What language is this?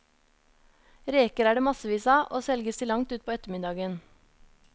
Norwegian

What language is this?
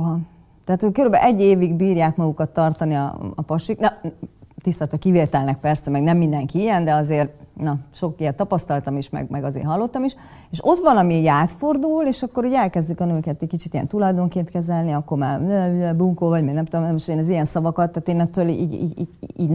Hungarian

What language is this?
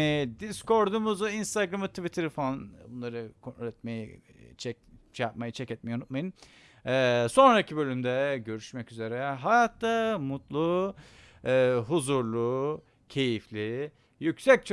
Turkish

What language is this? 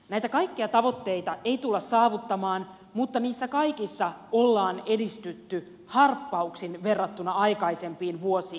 Finnish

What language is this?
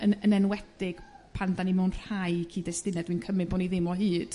Welsh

